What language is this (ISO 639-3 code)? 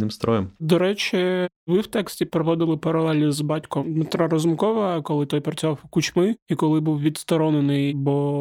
ukr